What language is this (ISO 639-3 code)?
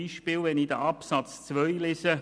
gsw